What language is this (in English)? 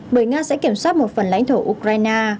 Vietnamese